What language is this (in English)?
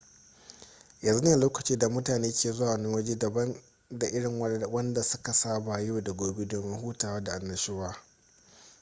Hausa